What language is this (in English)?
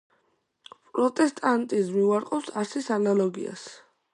Georgian